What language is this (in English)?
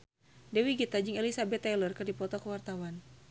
Sundanese